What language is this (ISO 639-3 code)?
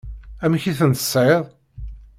kab